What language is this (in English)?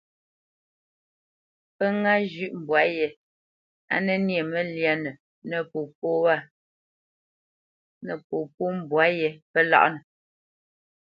Bamenyam